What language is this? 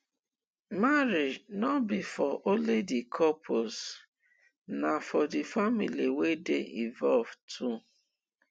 Nigerian Pidgin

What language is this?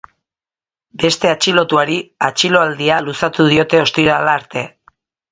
Basque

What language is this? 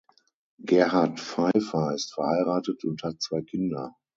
German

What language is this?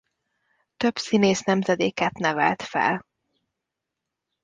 Hungarian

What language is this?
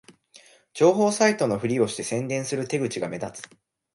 Japanese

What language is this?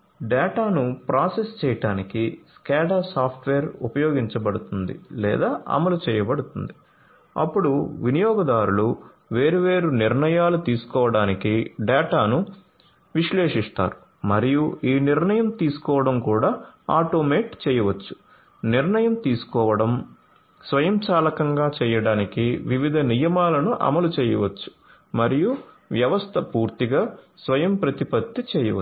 Telugu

